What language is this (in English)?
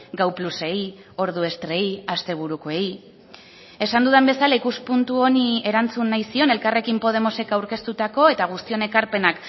Basque